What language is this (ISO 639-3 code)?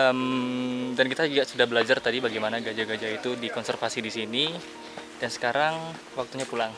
ind